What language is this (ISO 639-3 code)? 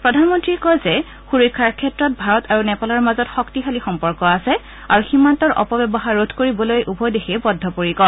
asm